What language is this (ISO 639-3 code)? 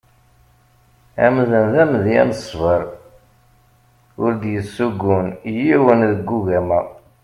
kab